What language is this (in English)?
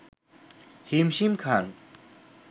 Bangla